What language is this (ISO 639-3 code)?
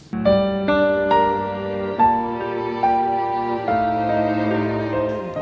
ind